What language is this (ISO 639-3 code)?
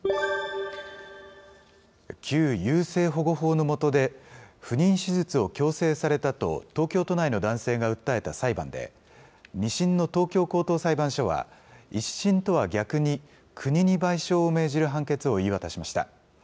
jpn